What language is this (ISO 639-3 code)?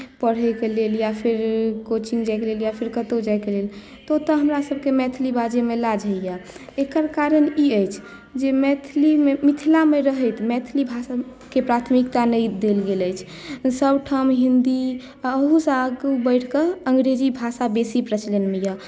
mai